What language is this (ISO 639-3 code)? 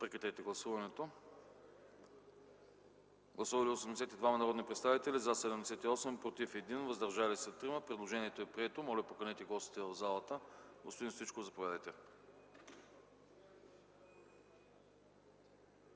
bul